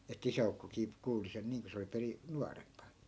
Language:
Finnish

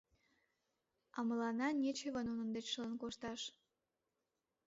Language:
Mari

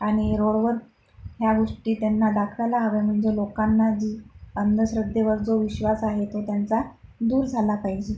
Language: Marathi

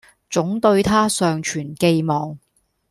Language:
Cantonese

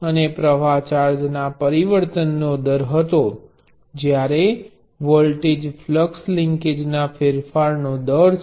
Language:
Gujarati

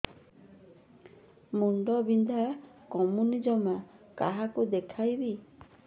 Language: Odia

